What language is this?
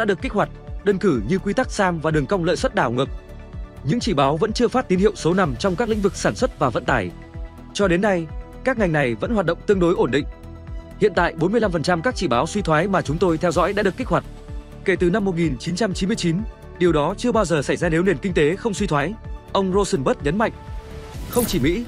Vietnamese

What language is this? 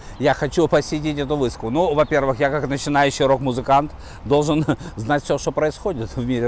Russian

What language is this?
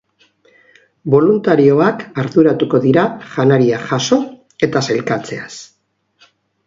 Basque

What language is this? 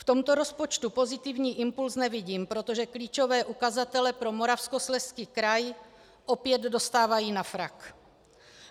Czech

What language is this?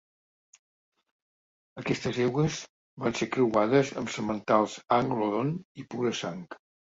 Catalan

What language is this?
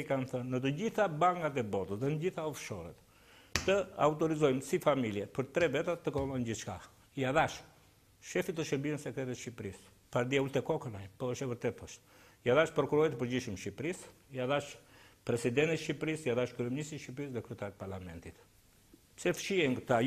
Romanian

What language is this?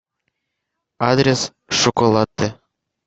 Russian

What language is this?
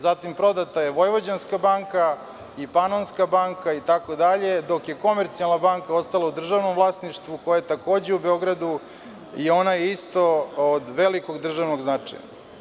Serbian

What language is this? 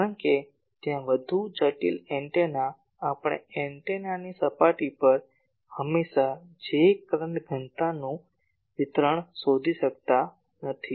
Gujarati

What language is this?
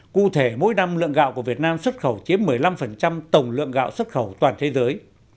Vietnamese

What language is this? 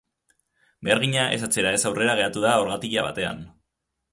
Basque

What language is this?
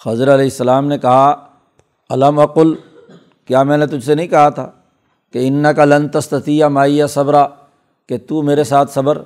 Urdu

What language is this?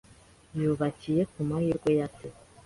Kinyarwanda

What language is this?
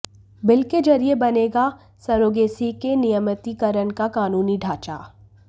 Hindi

